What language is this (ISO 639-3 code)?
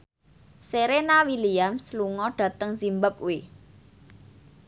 jav